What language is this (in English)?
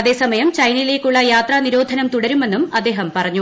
Malayalam